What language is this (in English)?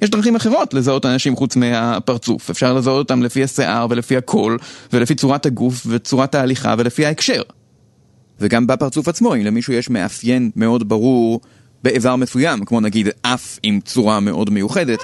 Hebrew